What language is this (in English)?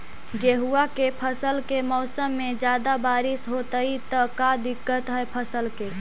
Magahi